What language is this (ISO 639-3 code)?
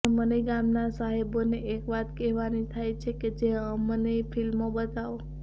guj